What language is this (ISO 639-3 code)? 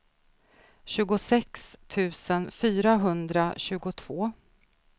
swe